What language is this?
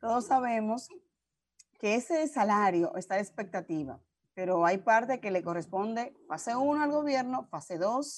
Spanish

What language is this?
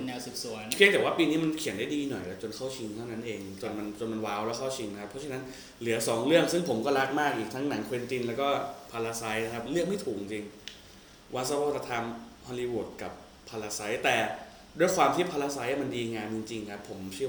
Thai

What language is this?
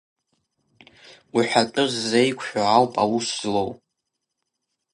Abkhazian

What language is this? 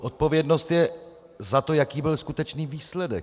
Czech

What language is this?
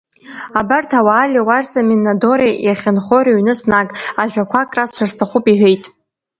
Abkhazian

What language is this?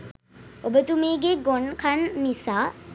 Sinhala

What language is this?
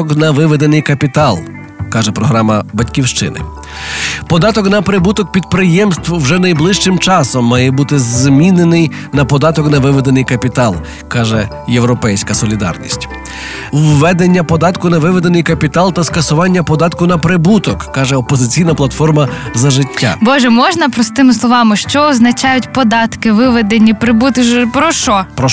Ukrainian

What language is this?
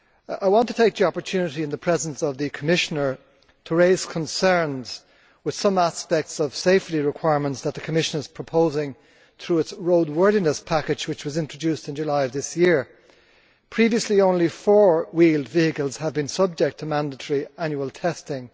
English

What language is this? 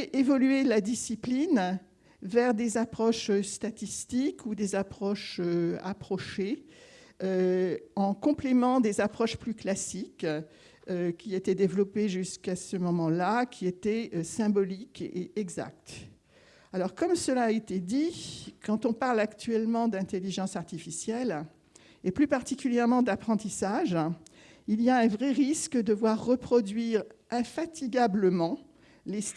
French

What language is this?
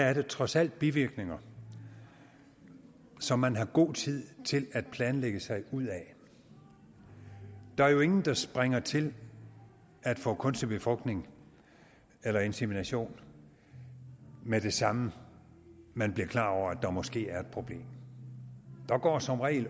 Danish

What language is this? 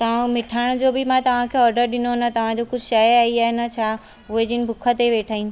Sindhi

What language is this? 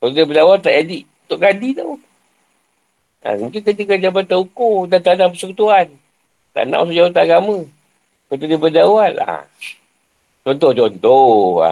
Malay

